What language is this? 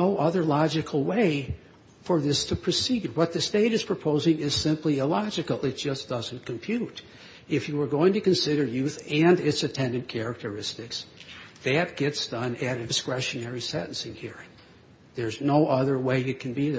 English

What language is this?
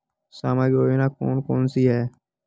Hindi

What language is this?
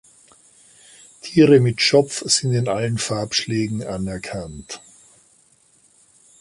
German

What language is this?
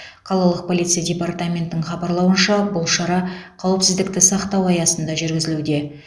Kazakh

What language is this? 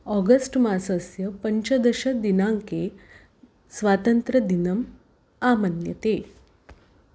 Sanskrit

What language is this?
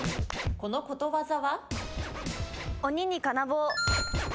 Japanese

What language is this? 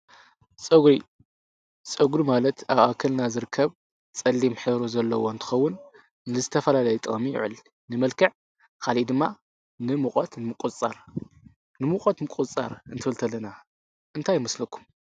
Tigrinya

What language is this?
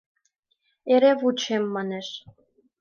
Mari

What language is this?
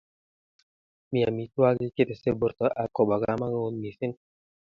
Kalenjin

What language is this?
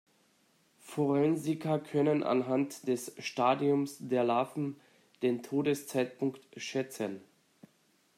German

